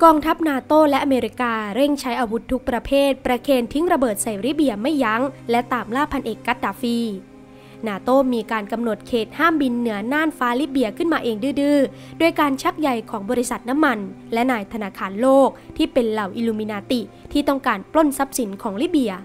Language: Thai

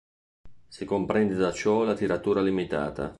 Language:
Italian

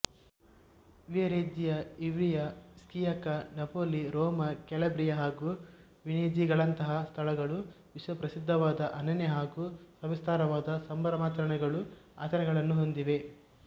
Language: Kannada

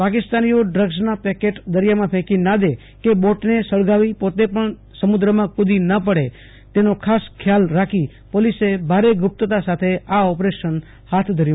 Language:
Gujarati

